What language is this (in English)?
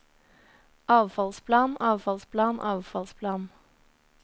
Norwegian